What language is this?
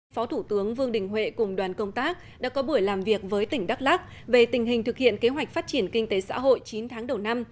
Vietnamese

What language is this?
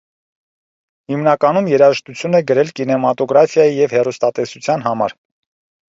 Armenian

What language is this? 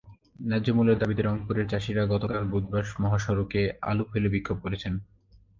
Bangla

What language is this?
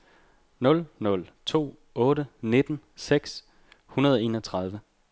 Danish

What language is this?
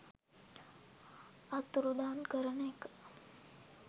Sinhala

